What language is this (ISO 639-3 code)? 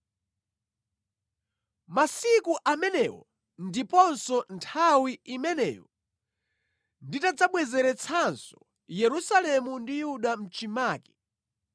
nya